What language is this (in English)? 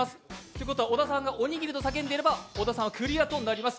Japanese